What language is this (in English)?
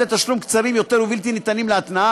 Hebrew